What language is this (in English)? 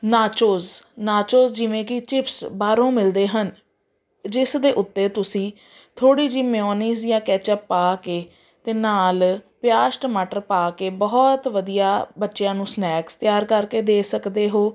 Punjabi